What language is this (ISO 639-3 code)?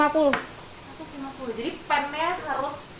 ind